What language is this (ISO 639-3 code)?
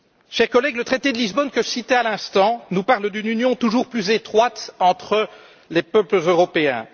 fra